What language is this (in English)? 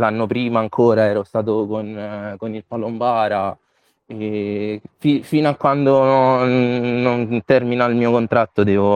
Italian